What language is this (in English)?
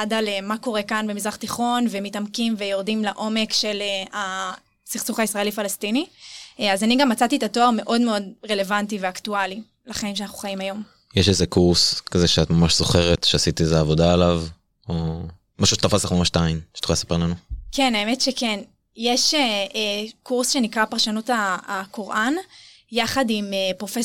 Hebrew